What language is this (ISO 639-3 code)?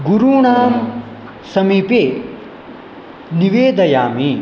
san